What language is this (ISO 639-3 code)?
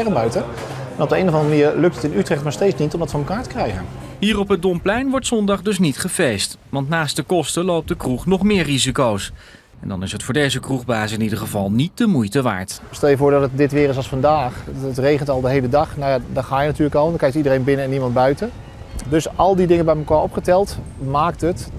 nld